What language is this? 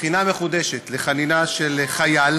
Hebrew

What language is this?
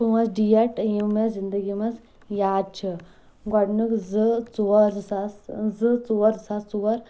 Kashmiri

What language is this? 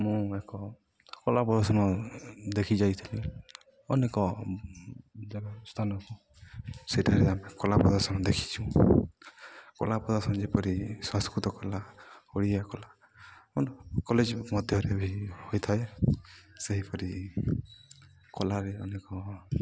Odia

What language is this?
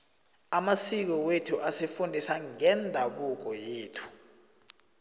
South Ndebele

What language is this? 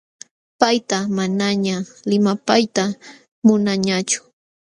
Jauja Wanca Quechua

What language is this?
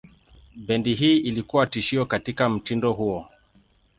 Swahili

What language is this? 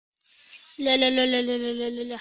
Uzbek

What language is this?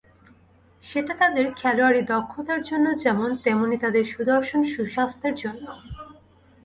Bangla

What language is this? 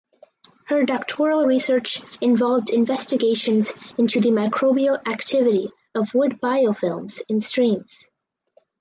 English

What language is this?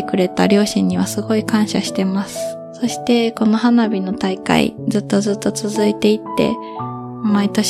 Japanese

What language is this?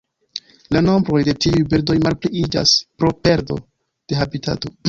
Esperanto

